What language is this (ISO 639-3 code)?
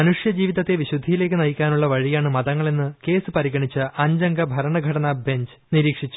mal